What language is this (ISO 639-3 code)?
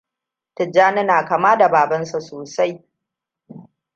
hau